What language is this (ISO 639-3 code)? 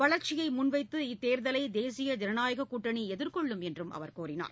tam